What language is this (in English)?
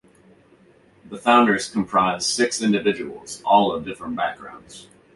English